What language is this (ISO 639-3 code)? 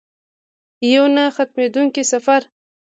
pus